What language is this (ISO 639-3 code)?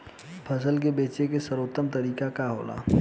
bho